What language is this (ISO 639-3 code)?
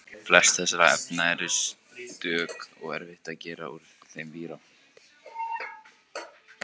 isl